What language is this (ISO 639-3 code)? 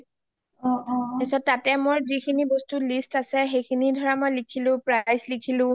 asm